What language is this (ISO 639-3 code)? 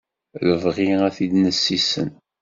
kab